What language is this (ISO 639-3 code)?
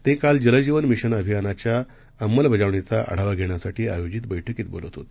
mar